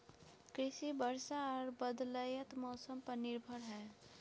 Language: Maithili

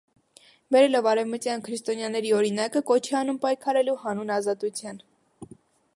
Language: Armenian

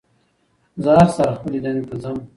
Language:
Pashto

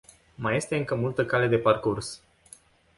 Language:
Romanian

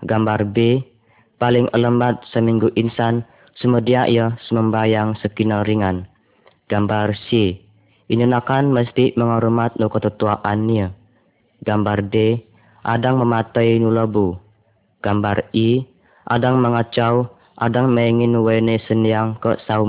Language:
Malay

